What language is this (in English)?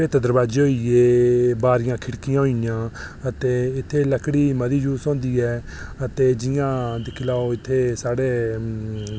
Dogri